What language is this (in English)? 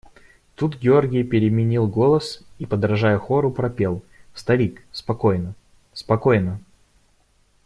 Russian